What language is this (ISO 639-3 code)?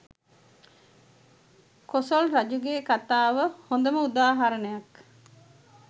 sin